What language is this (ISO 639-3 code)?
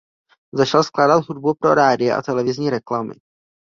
ces